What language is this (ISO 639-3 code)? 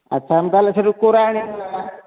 ori